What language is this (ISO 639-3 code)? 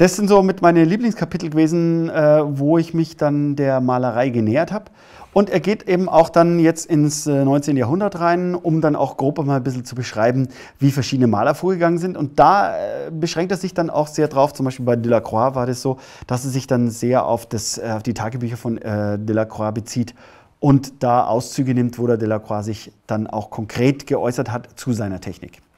deu